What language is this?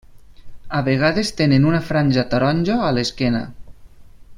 Catalan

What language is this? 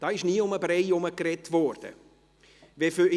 Swiss German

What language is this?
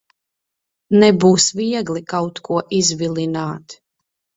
Latvian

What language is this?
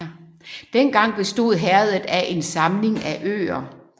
Danish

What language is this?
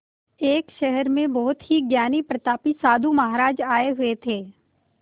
Hindi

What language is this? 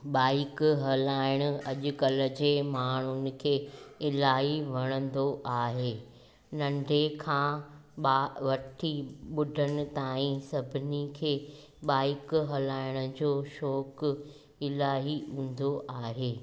Sindhi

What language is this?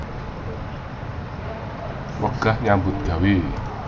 Javanese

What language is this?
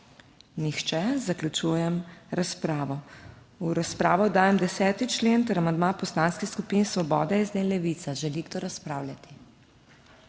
Slovenian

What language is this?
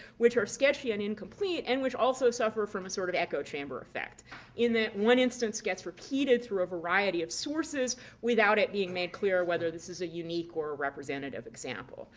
English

